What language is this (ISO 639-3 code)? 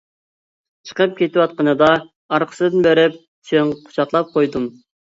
uig